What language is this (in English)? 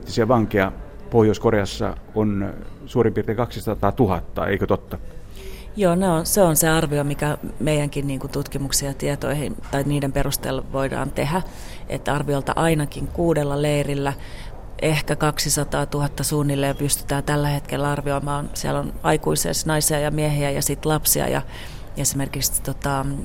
Finnish